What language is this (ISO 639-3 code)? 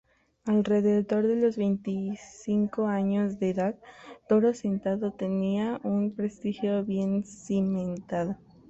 spa